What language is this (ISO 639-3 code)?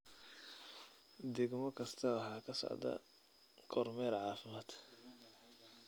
som